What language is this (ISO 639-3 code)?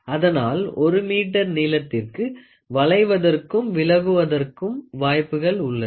tam